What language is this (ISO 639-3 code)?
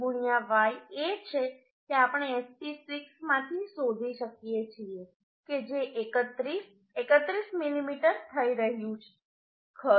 guj